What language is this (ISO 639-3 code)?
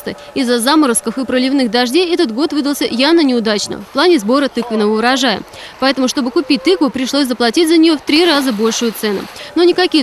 rus